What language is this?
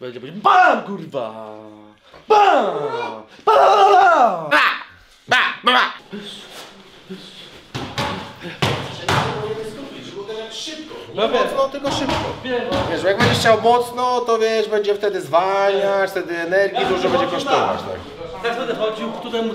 Polish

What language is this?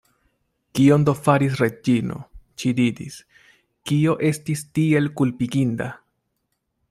Esperanto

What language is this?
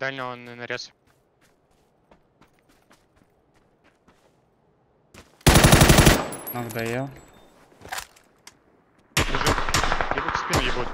Russian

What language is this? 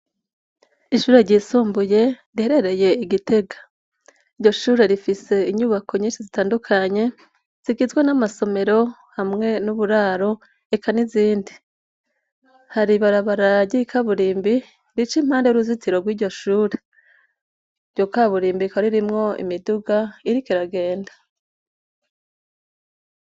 Rundi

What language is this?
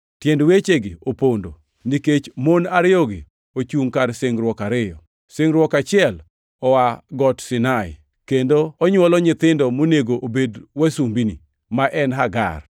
Luo (Kenya and Tanzania)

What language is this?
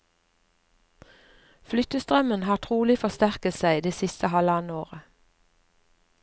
Norwegian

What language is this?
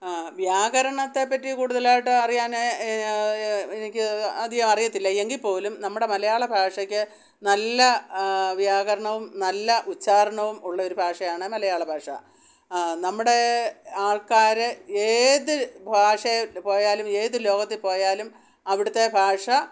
Malayalam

